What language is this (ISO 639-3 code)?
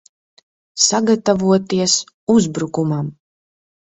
lav